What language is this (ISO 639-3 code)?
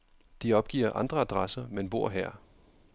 dan